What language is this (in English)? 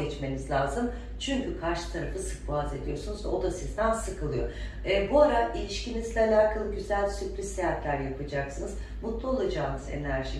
Turkish